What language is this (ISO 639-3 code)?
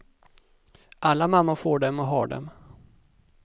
swe